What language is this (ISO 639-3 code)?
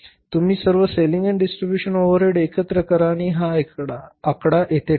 mar